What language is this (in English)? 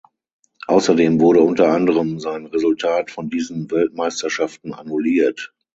German